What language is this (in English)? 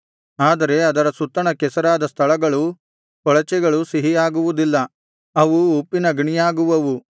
Kannada